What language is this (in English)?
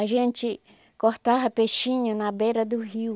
Portuguese